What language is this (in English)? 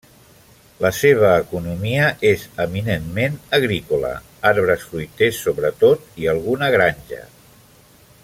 Catalan